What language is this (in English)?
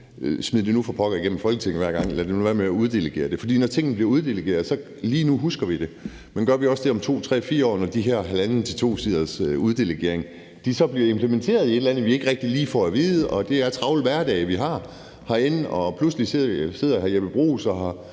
Danish